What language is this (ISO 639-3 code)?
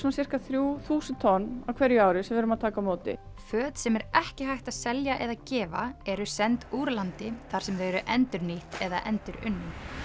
isl